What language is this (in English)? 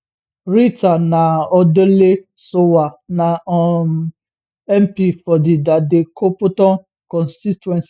Nigerian Pidgin